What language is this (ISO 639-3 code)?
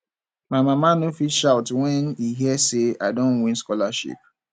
pcm